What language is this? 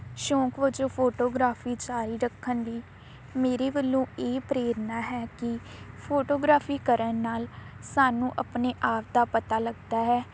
Punjabi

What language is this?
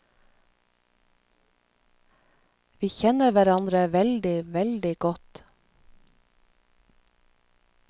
Norwegian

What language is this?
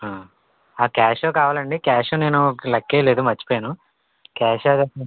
Telugu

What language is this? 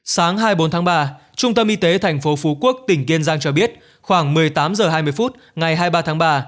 Vietnamese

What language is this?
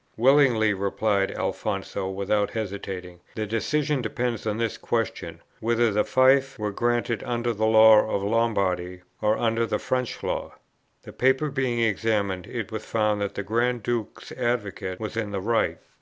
English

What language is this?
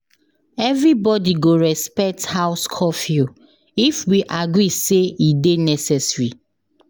Nigerian Pidgin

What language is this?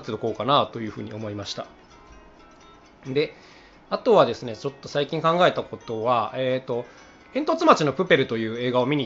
Japanese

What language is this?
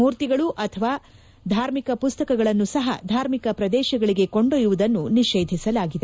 Kannada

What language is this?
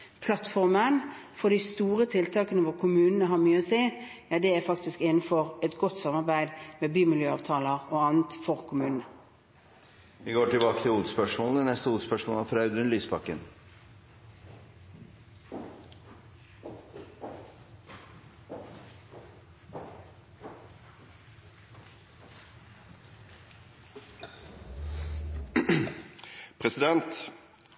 Norwegian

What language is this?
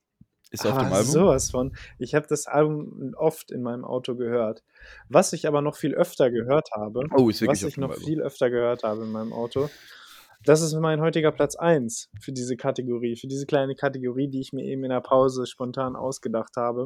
German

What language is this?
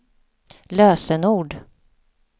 Swedish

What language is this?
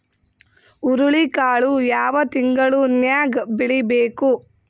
Kannada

